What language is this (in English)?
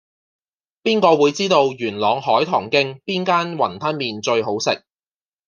Cantonese